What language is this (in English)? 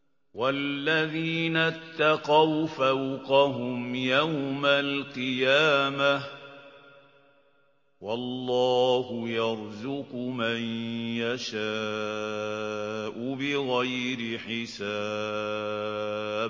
Arabic